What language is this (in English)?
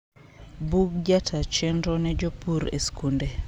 Luo (Kenya and Tanzania)